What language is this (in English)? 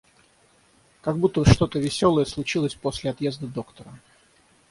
Russian